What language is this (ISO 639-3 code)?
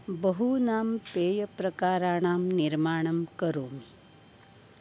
san